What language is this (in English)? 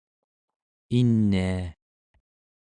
Central Yupik